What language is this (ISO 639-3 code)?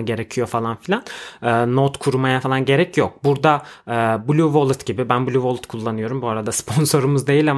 tur